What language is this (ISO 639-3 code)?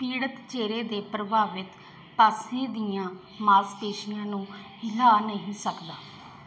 pan